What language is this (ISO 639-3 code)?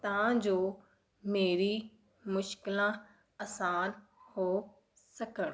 pan